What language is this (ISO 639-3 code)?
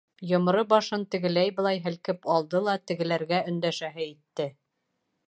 bak